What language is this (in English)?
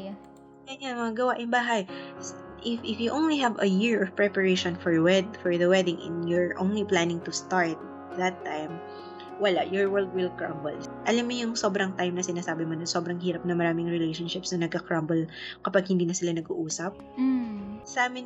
Filipino